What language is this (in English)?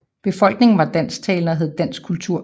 Danish